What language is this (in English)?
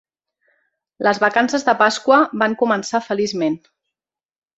Catalan